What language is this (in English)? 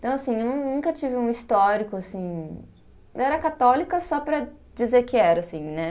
Portuguese